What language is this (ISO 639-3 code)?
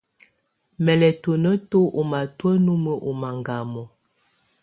tvu